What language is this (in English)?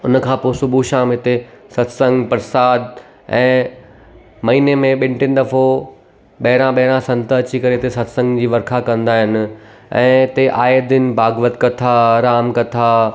Sindhi